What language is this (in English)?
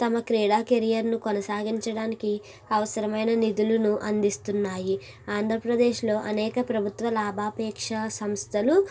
Telugu